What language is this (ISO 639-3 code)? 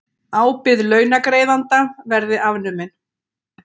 isl